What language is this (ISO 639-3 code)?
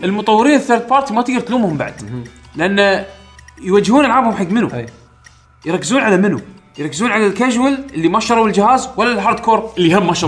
ara